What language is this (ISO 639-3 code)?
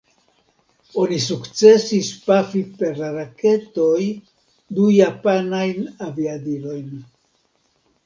epo